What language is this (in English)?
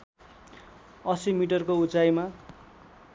Nepali